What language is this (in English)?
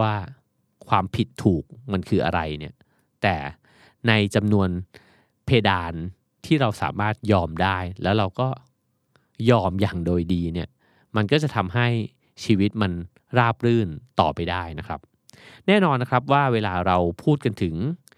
Thai